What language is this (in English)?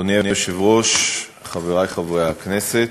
Hebrew